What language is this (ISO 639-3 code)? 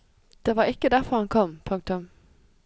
nor